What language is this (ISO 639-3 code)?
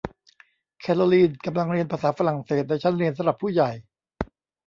tha